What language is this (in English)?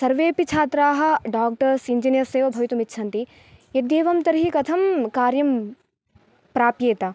Sanskrit